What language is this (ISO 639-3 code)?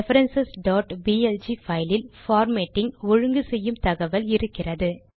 tam